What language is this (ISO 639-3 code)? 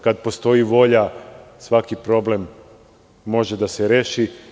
srp